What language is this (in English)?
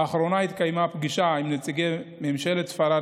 Hebrew